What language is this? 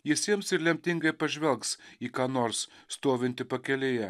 Lithuanian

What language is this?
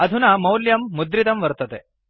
Sanskrit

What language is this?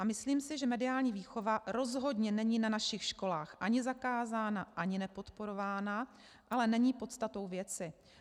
Czech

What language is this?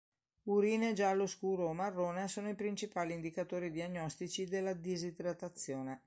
Italian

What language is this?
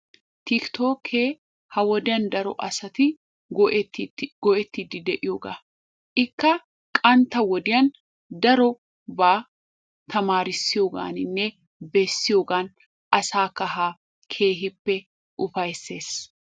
Wolaytta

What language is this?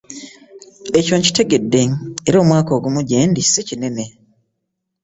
Ganda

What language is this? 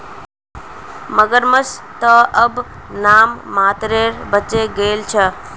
Magahi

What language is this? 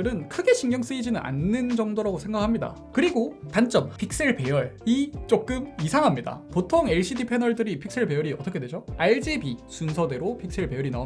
Korean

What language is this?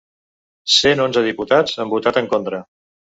Catalan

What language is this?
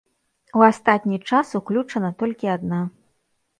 Belarusian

